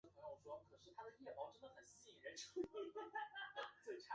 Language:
Chinese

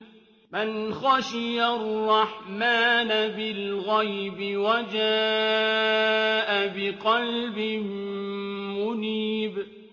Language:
Arabic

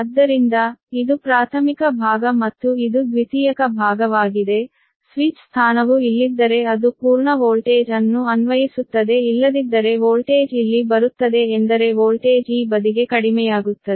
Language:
Kannada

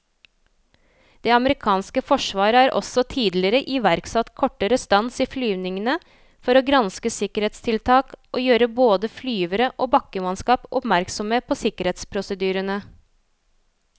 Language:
Norwegian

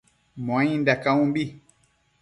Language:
Matsés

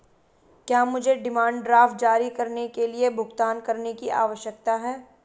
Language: Hindi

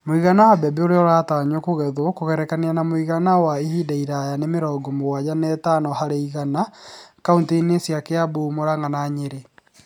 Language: Kikuyu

